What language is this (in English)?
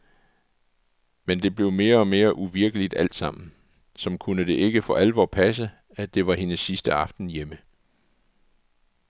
Danish